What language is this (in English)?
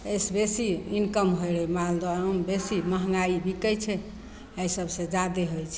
Maithili